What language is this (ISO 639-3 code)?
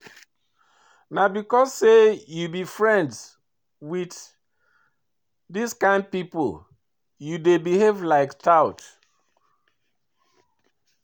pcm